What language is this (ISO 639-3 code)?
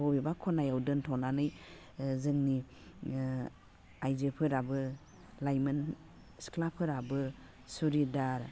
brx